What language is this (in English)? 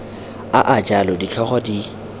Tswana